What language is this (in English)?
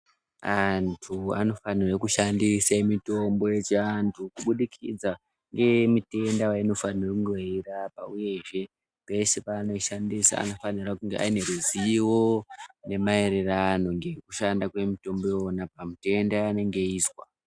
Ndau